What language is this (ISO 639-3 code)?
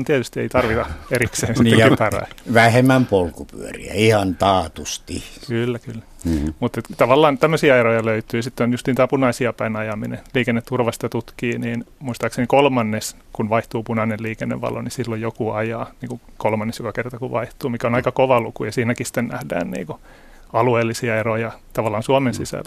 fin